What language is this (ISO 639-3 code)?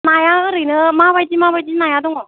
brx